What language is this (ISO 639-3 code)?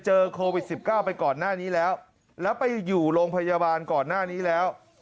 tha